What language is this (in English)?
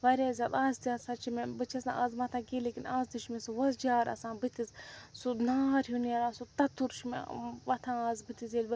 Kashmiri